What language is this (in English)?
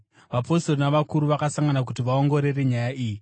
Shona